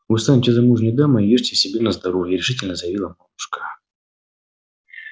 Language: Russian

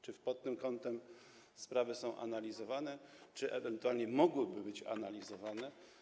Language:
Polish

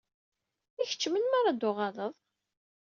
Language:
Kabyle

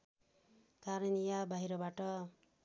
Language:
Nepali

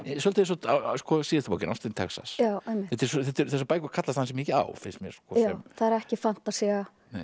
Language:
Icelandic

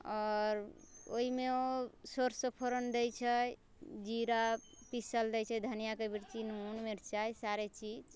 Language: Maithili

